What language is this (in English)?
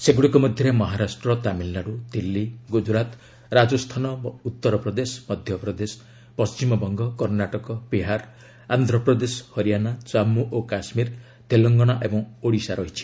Odia